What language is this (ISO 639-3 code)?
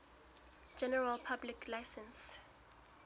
sot